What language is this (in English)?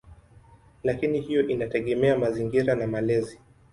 Swahili